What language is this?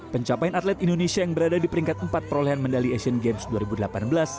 Indonesian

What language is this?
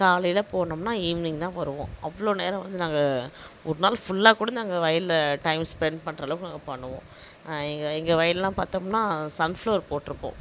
Tamil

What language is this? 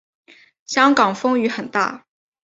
Chinese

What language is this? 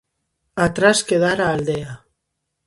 Galician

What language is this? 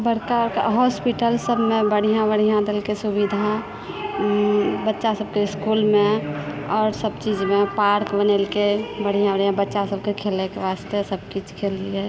Maithili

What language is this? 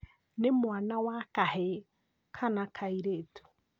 Kikuyu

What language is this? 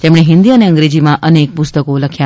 Gujarati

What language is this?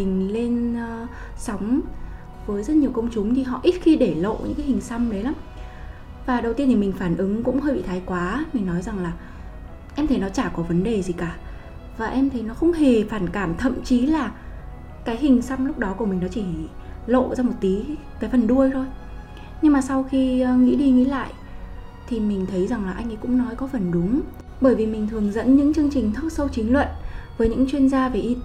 Vietnamese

